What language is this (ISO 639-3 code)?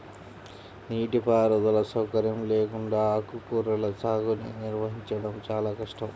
tel